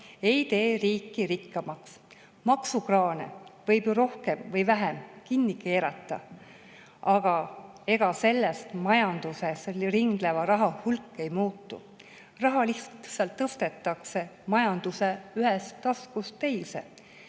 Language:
Estonian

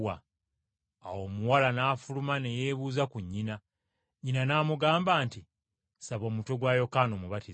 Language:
Ganda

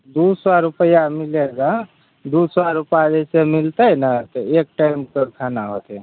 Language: Maithili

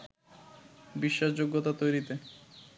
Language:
Bangla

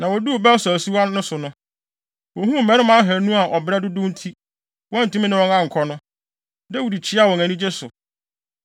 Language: Akan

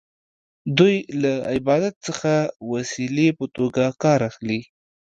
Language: Pashto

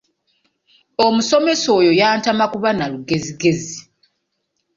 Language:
Ganda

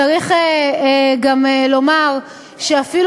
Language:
Hebrew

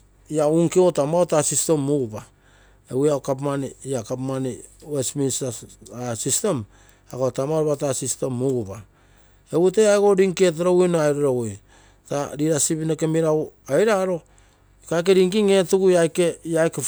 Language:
Terei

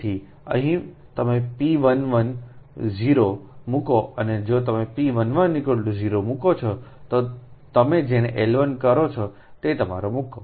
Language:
Gujarati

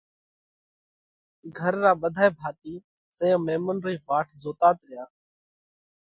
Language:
Parkari Koli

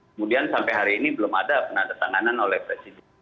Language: Indonesian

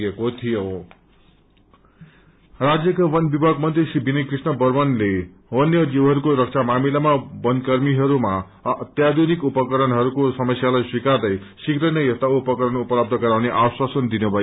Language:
Nepali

